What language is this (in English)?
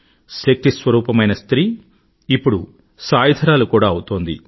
Telugu